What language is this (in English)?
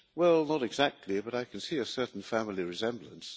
English